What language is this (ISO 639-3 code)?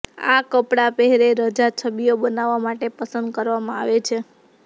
guj